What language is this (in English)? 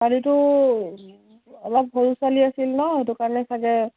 Assamese